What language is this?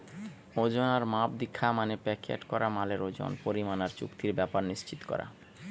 Bangla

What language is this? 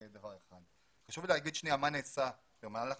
Hebrew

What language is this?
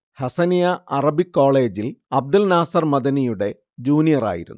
Malayalam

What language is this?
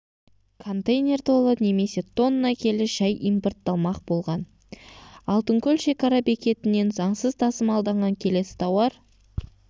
Kazakh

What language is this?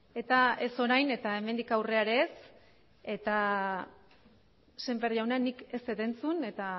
Basque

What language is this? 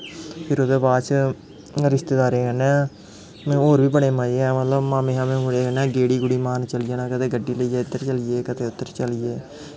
Dogri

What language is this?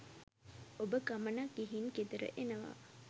Sinhala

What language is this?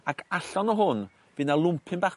Welsh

